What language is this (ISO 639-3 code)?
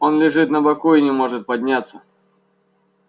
rus